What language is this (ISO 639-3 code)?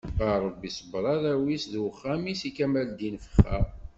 kab